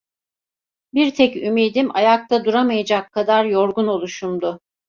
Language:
Turkish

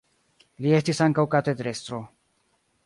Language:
Esperanto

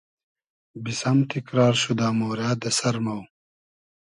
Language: Hazaragi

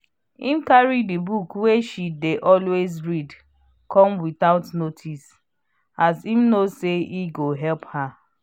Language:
Nigerian Pidgin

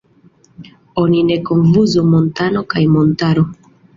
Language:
Esperanto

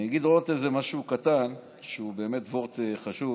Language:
Hebrew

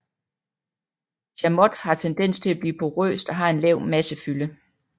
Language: Danish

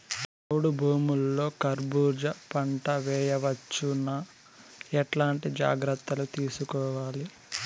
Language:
Telugu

